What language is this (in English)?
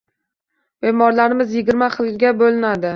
Uzbek